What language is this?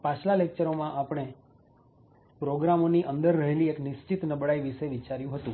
Gujarati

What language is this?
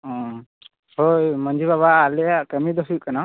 Santali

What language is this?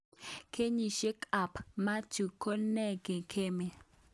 Kalenjin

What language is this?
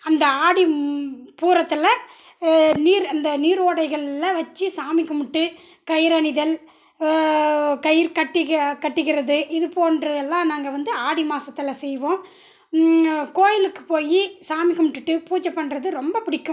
Tamil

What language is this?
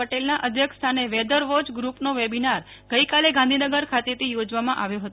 Gujarati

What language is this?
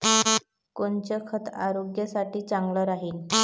Marathi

